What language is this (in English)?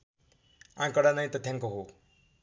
Nepali